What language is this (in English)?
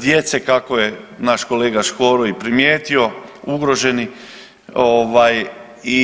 Croatian